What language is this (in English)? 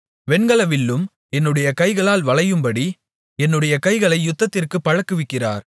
Tamil